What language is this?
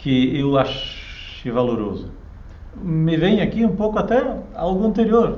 Portuguese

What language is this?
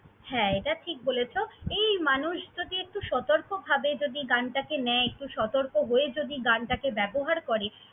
Bangla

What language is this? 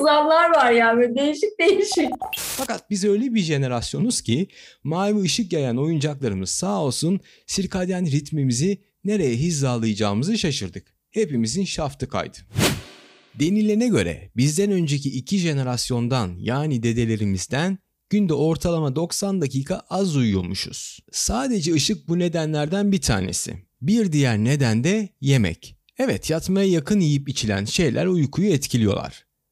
Turkish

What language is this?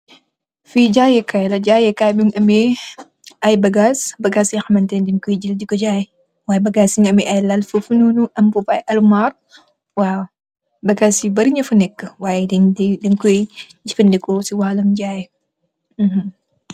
Wolof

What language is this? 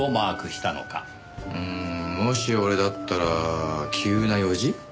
Japanese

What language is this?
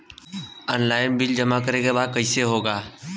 Bhojpuri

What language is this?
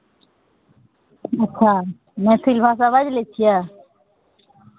Maithili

